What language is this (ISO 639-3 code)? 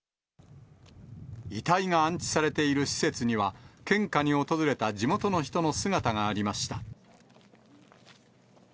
jpn